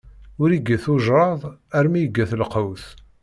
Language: Kabyle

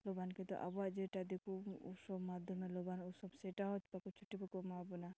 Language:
Santali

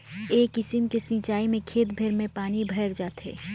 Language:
Chhattisgarhi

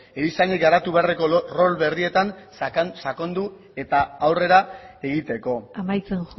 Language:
Basque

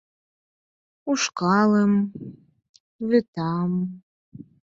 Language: Mari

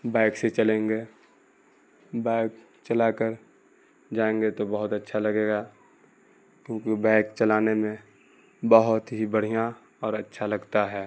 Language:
Urdu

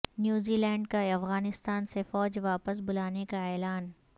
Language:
Urdu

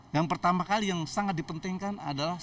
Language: Indonesian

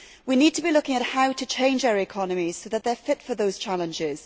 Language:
English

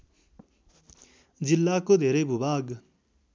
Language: Nepali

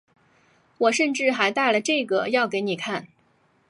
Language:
Chinese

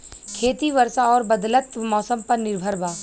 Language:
Bhojpuri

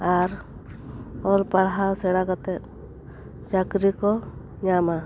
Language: Santali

